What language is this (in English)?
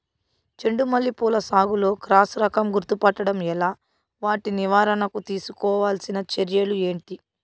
Telugu